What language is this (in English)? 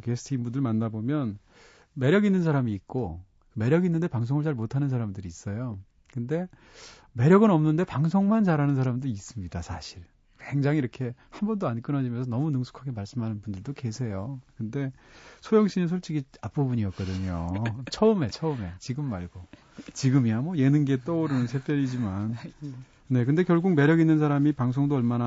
Korean